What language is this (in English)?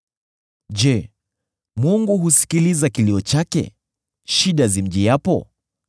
Swahili